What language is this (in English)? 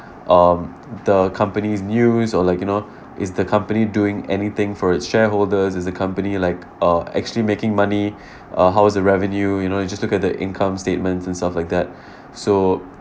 English